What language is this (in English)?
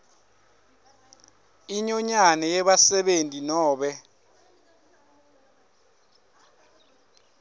Swati